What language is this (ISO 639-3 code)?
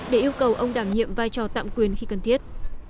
vie